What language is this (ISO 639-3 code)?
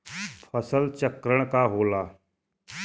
bho